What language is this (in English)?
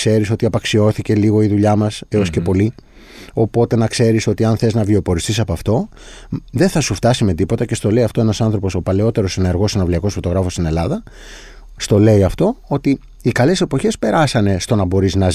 Greek